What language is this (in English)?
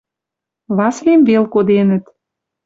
Western Mari